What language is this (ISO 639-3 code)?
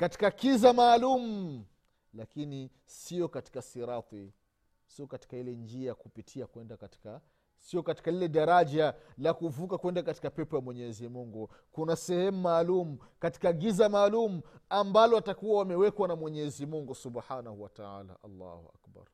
swa